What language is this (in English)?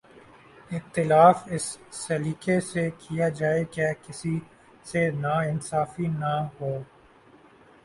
Urdu